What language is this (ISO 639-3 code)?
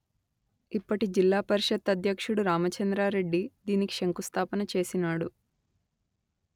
tel